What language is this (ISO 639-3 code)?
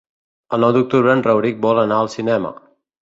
cat